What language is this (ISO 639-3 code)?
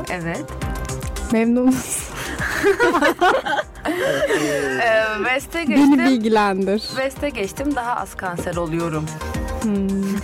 tur